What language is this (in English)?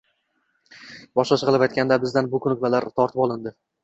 Uzbek